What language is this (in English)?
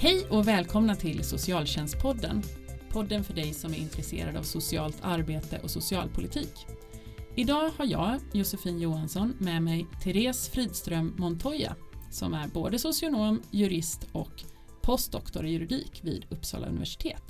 Swedish